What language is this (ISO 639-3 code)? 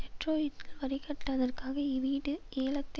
tam